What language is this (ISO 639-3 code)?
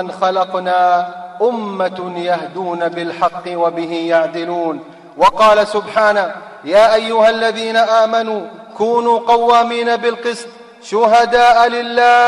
ara